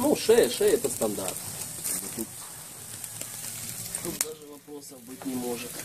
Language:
Russian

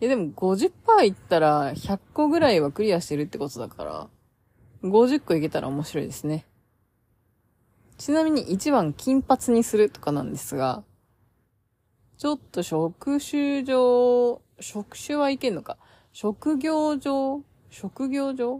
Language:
Japanese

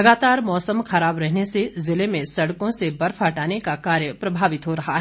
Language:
Hindi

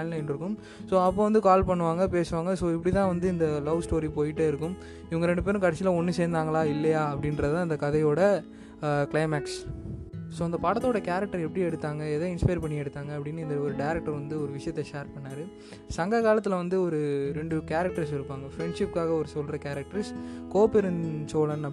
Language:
Tamil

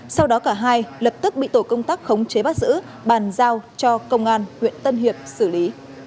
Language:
Vietnamese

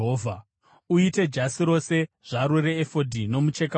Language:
Shona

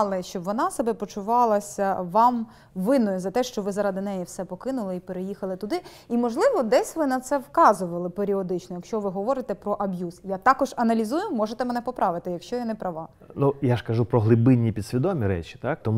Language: Ukrainian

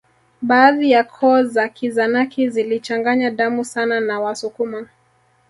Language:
Swahili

